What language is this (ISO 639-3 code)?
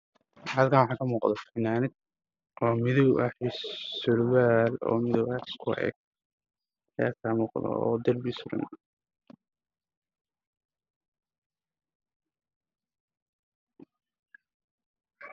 som